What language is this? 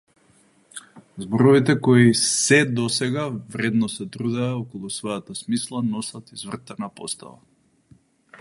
Macedonian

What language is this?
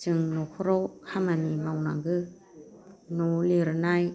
Bodo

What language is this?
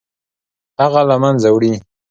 Pashto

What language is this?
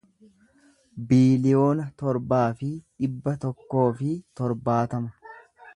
Oromo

